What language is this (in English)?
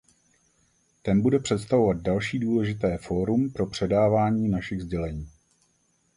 Czech